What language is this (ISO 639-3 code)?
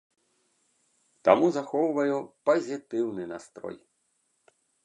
bel